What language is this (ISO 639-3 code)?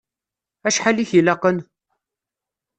kab